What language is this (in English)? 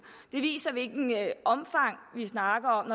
Danish